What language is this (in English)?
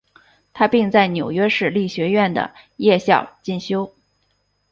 Chinese